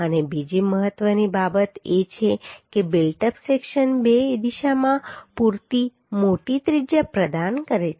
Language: Gujarati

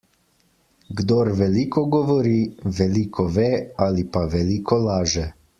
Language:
Slovenian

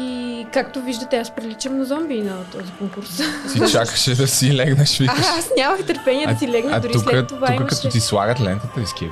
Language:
Bulgarian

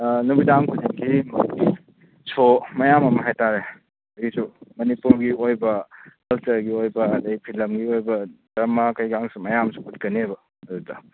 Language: Manipuri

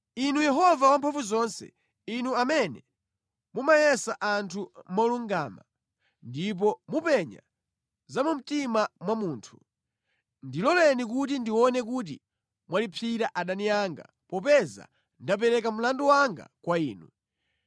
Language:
Nyanja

